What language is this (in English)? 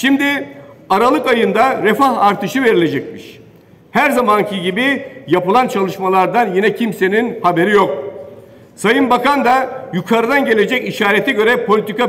Turkish